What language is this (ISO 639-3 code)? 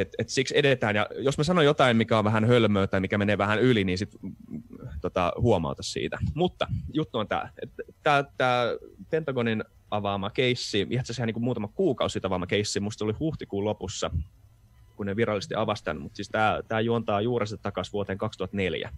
fin